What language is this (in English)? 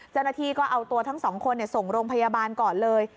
Thai